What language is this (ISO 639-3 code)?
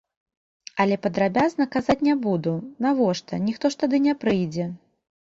bel